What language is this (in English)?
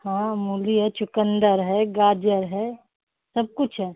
Hindi